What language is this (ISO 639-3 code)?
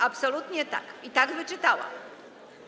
pol